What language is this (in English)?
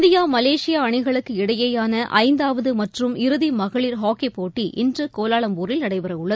Tamil